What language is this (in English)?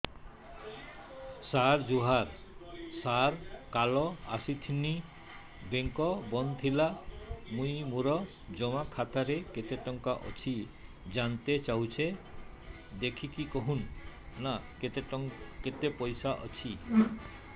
Odia